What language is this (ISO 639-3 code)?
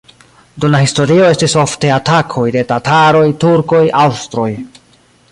epo